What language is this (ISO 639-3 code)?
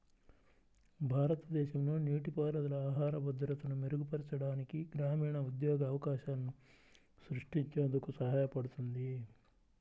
tel